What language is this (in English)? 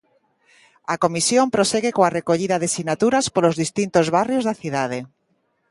Galician